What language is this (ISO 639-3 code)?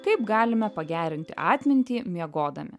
lit